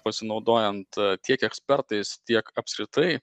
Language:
Lithuanian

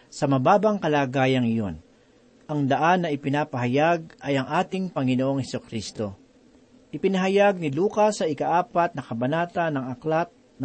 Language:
Filipino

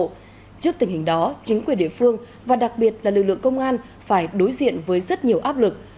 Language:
Vietnamese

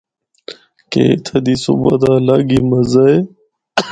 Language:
Northern Hindko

